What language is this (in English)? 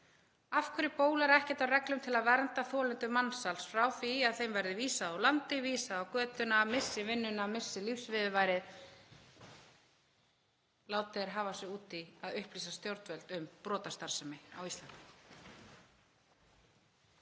Icelandic